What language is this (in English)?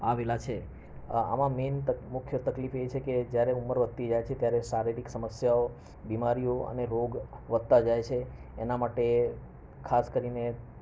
Gujarati